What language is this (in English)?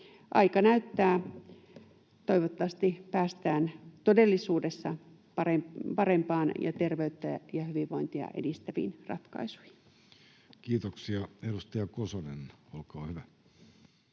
Finnish